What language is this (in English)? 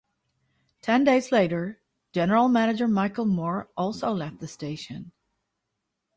English